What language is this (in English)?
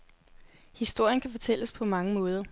Danish